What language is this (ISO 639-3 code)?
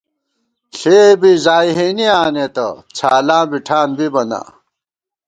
gwt